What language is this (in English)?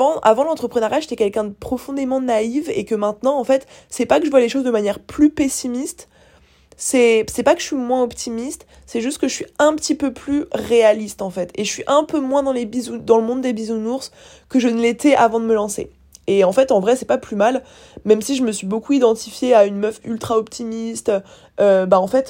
French